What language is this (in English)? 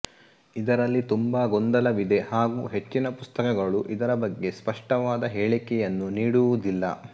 Kannada